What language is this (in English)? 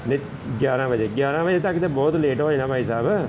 Punjabi